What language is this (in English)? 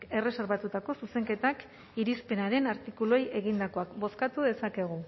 Basque